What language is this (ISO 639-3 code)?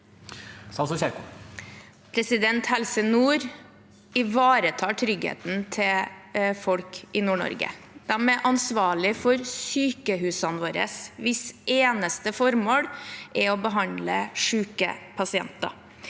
nor